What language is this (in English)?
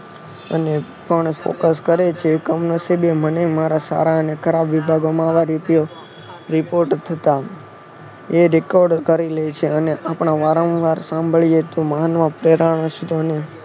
Gujarati